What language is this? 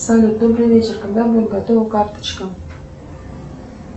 Russian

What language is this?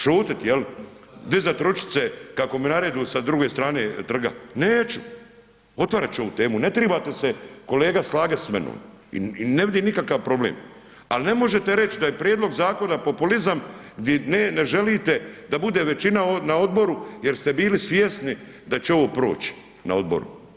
Croatian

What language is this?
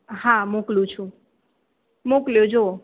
Gujarati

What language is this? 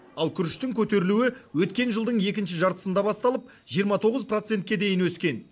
Kazakh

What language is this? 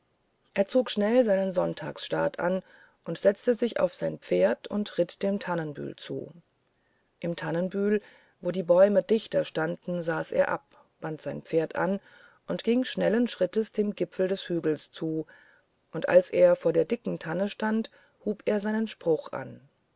German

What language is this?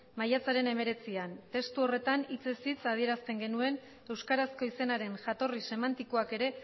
Basque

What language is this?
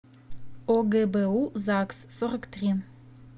Russian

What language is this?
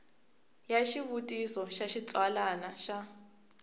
Tsonga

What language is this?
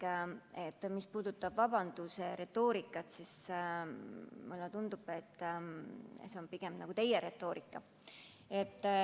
Estonian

